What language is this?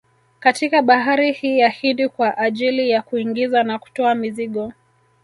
Swahili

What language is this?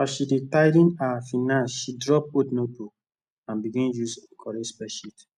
Nigerian Pidgin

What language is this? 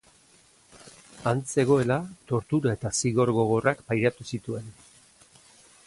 Basque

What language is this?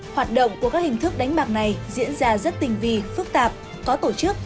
Vietnamese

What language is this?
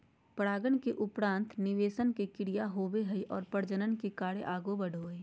Magahi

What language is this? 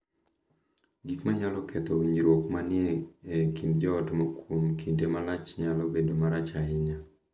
Luo (Kenya and Tanzania)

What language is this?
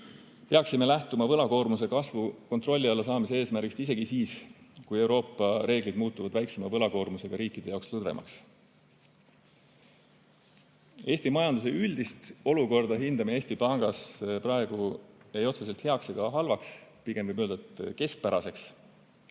Estonian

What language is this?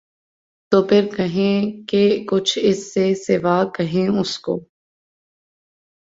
Urdu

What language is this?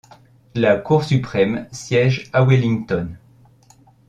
French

